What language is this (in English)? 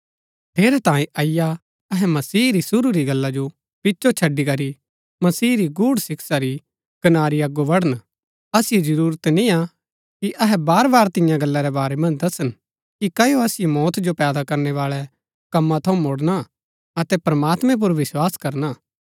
Gaddi